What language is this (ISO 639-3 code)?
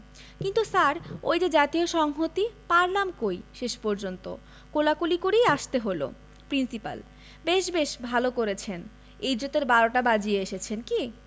ben